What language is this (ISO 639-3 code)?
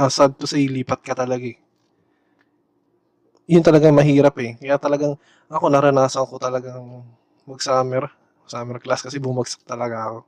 fil